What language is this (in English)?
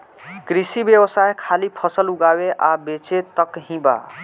Bhojpuri